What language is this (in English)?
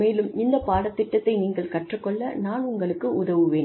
Tamil